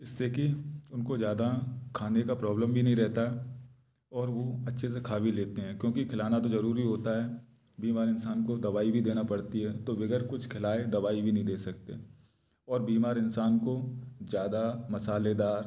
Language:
Hindi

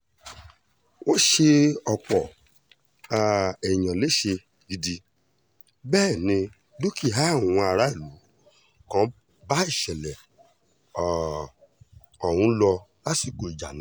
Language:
Yoruba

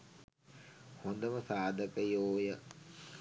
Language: Sinhala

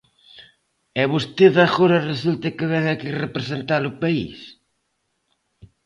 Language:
Galician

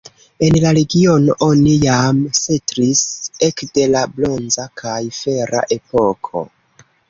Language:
Esperanto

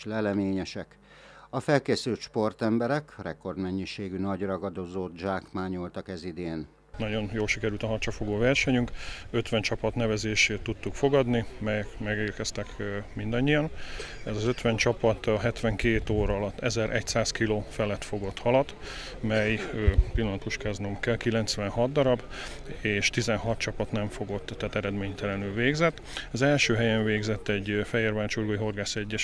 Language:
Hungarian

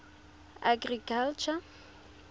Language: Tswana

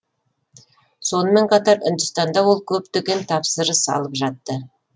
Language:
Kazakh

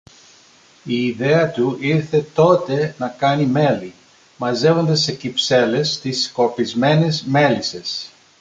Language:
Greek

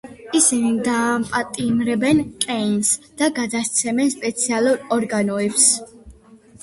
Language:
Georgian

